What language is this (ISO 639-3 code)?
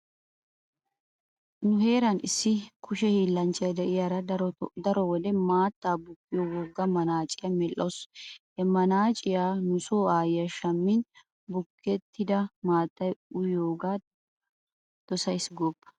wal